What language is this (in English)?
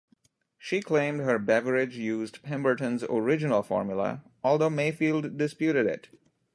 English